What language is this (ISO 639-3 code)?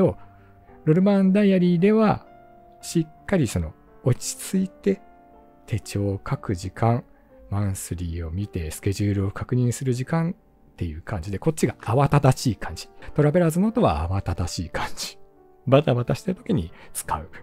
jpn